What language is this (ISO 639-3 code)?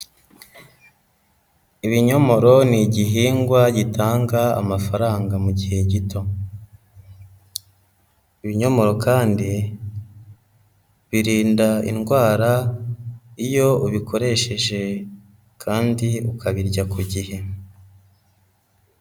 kin